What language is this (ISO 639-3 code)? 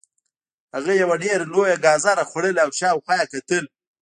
pus